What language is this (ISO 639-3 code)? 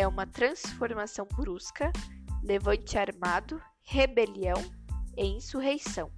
por